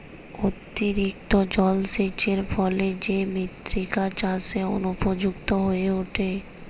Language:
Bangla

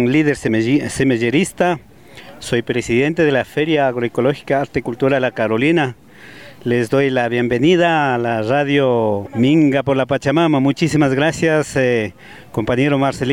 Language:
Spanish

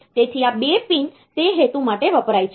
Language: Gujarati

